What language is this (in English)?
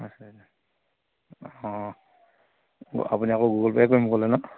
Assamese